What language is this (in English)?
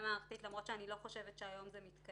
Hebrew